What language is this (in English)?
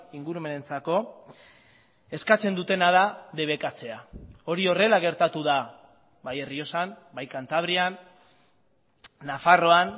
Basque